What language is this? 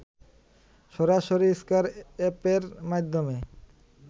Bangla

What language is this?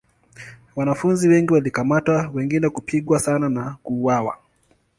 Swahili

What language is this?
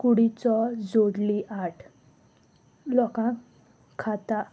Konkani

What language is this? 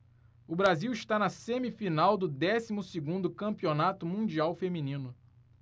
Portuguese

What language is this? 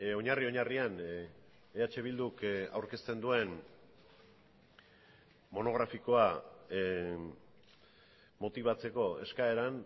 Basque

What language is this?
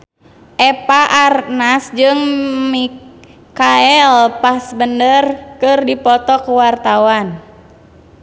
Sundanese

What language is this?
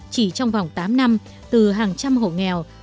Vietnamese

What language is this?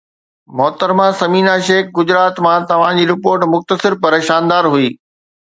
Sindhi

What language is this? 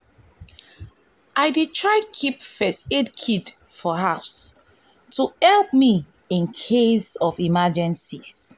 Nigerian Pidgin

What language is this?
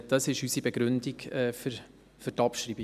Swiss German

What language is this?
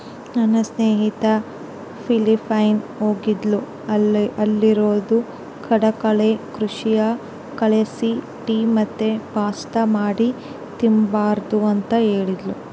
Kannada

